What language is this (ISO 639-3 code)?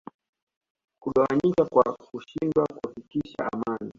swa